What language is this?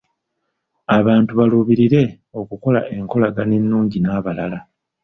Ganda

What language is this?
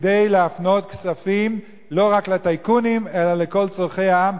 Hebrew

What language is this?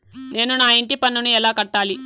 Telugu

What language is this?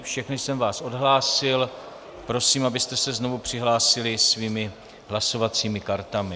Czech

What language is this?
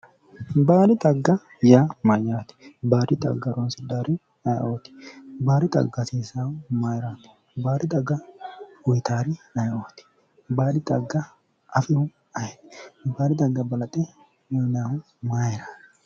Sidamo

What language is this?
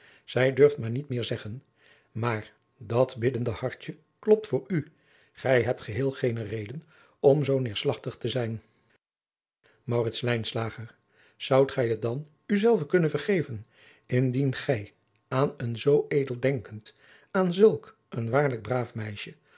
Dutch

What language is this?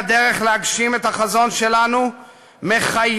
Hebrew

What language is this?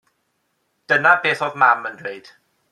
Welsh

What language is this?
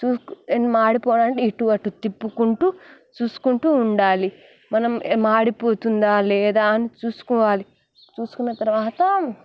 Telugu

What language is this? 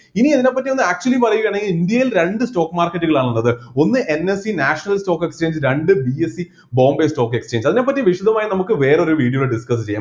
Malayalam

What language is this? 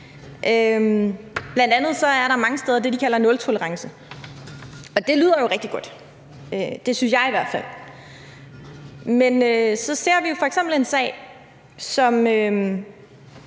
Danish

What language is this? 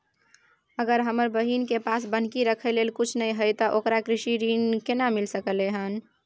Maithili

